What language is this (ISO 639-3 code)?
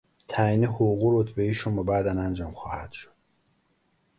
fas